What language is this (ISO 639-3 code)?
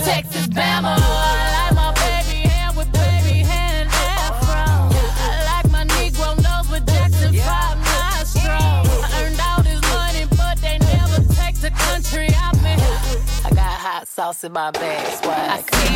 swe